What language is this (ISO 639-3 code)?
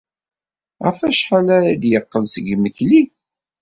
kab